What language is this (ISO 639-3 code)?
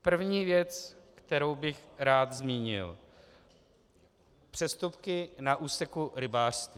ces